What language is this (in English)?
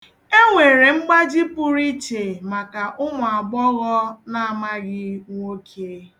Igbo